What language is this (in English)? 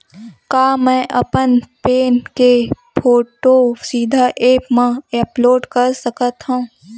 Chhattisgarhi